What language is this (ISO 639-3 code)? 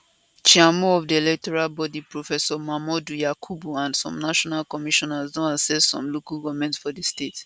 pcm